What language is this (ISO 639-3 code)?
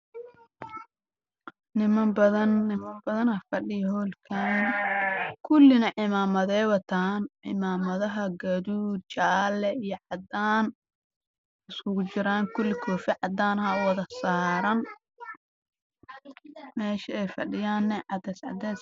som